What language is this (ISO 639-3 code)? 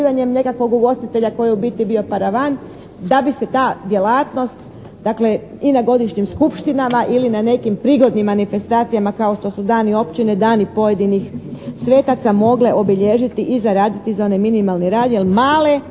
hrv